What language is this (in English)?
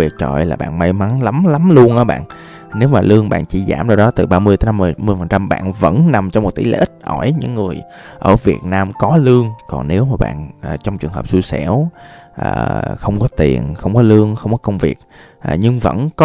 Vietnamese